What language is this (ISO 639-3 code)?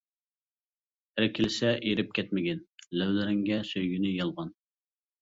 uig